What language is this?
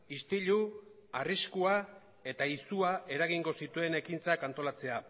Basque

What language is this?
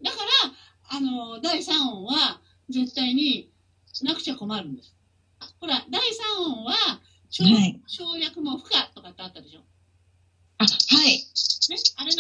Japanese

